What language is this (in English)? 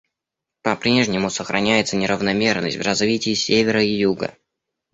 Russian